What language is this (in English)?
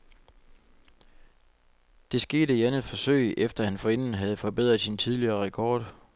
Danish